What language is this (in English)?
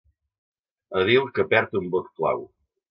Catalan